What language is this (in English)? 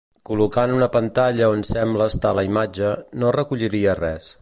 Catalan